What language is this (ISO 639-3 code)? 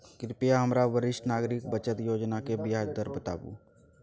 mai